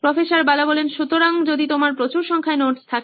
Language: Bangla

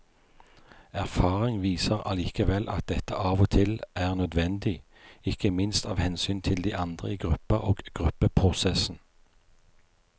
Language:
Norwegian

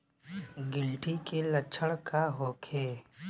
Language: Bhojpuri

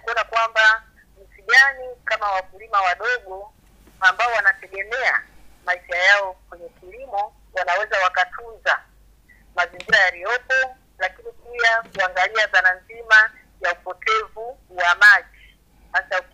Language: Swahili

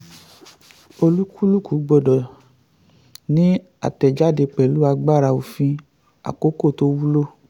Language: Yoruba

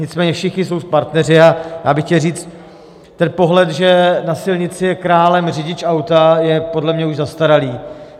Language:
Czech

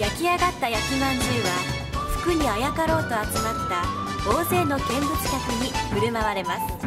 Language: Japanese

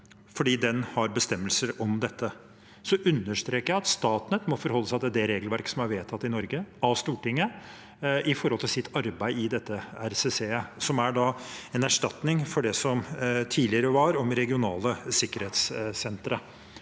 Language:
Norwegian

